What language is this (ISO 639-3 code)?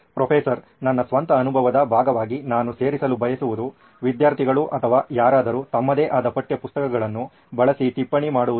kan